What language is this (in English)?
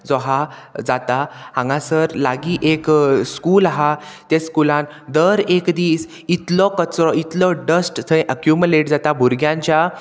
Konkani